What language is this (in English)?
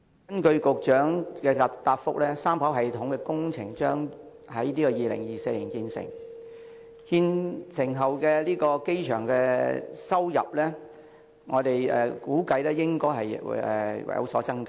Cantonese